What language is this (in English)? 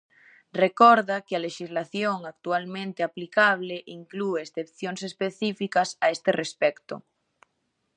Galician